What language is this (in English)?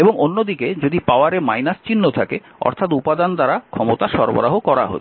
Bangla